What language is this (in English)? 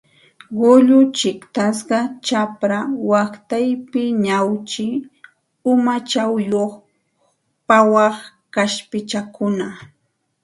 Santa Ana de Tusi Pasco Quechua